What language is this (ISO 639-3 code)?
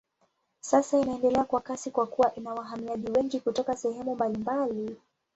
swa